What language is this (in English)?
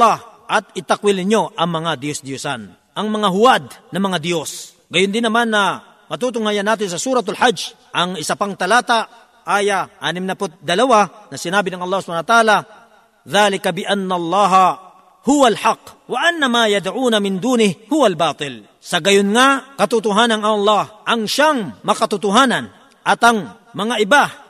Filipino